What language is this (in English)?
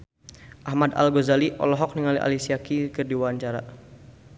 Sundanese